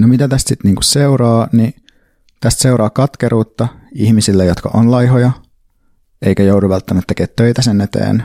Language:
Finnish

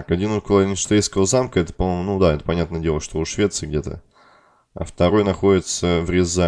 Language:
Russian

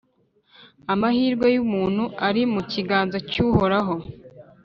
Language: Kinyarwanda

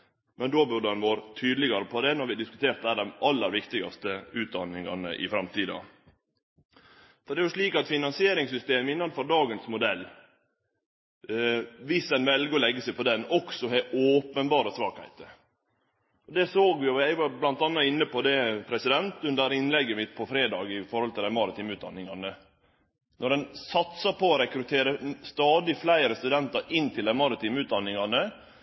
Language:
Norwegian Nynorsk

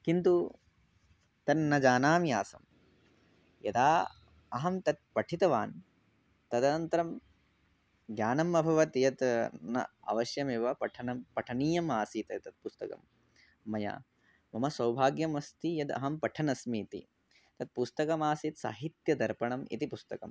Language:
Sanskrit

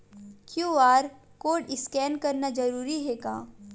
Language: Chhattisgarhi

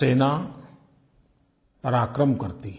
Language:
Hindi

